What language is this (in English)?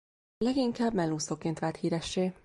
Hungarian